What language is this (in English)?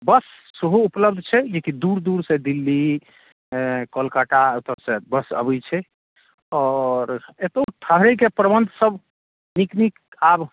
Maithili